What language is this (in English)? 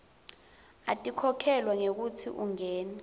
Swati